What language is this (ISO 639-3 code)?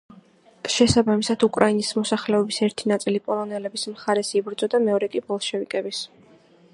kat